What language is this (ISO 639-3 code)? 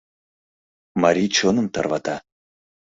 chm